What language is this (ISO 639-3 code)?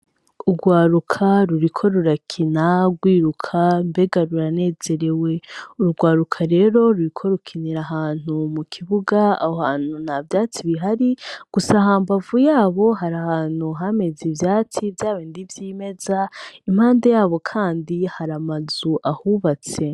run